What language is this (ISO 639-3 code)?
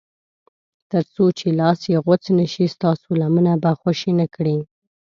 pus